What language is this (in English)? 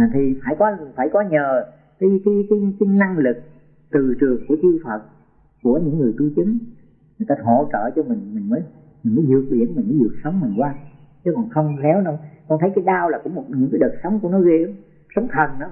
Vietnamese